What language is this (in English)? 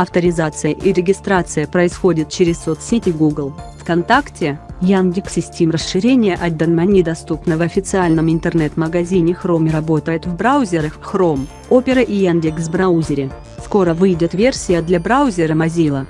Russian